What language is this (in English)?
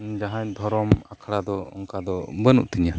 Santali